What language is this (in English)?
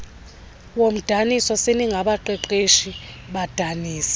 Xhosa